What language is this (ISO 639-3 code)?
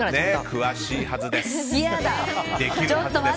jpn